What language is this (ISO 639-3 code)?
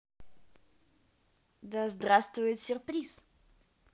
rus